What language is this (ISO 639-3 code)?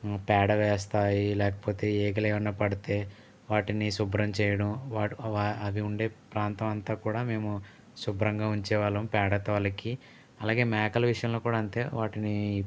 tel